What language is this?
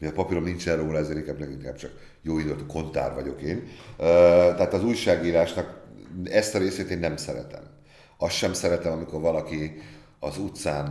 Hungarian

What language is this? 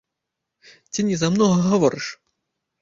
Belarusian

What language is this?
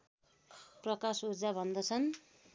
Nepali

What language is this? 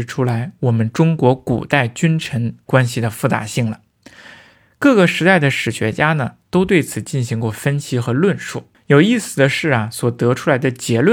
Chinese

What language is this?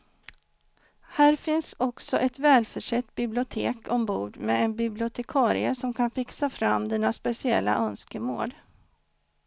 Swedish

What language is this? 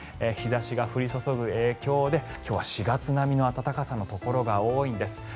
Japanese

